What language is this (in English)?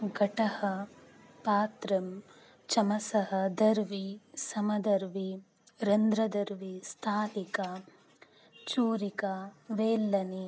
Sanskrit